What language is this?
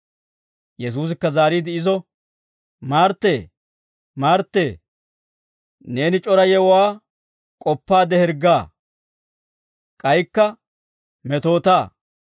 Dawro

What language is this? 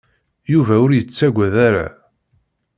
Kabyle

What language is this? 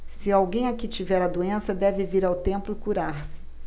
Portuguese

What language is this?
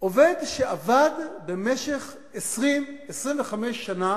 Hebrew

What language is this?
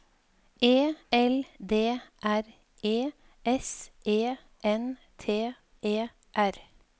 Norwegian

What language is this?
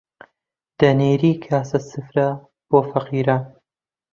Central Kurdish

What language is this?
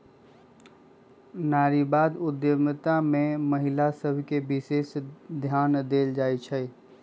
Magahi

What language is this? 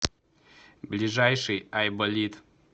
Russian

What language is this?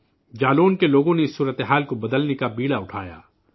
Urdu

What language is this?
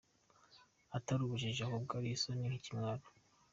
Kinyarwanda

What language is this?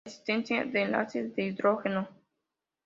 Spanish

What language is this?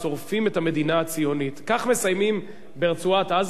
Hebrew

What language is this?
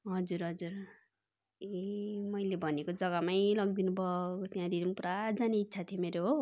Nepali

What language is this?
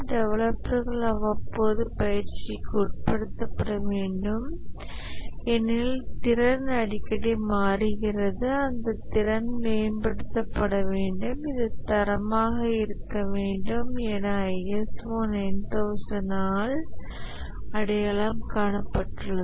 Tamil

